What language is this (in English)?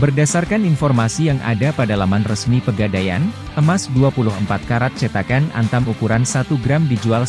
Indonesian